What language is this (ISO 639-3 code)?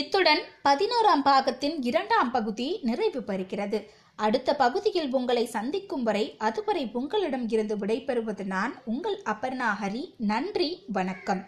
tam